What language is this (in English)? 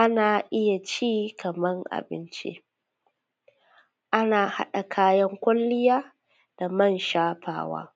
Hausa